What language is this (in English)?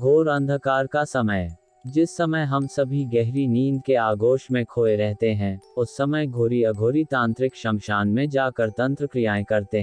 Hindi